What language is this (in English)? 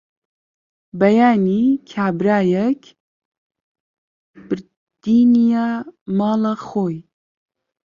Central Kurdish